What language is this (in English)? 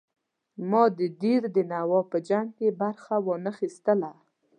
Pashto